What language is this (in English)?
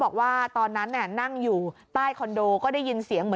Thai